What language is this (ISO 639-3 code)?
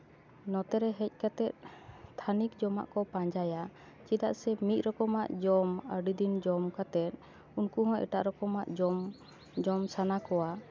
sat